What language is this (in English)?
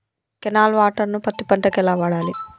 Telugu